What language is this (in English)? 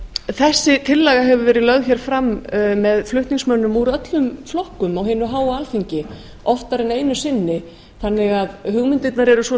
Icelandic